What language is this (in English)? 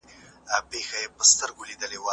Pashto